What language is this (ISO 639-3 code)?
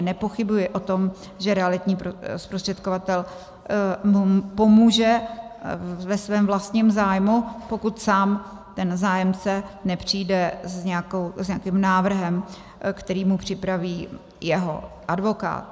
ces